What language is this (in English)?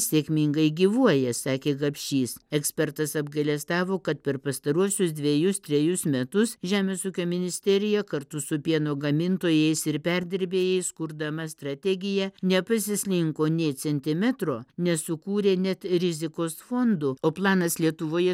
Lithuanian